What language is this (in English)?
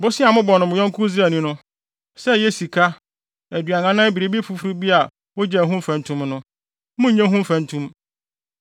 Akan